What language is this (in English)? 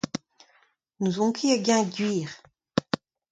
Breton